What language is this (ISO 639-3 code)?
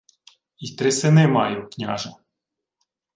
ukr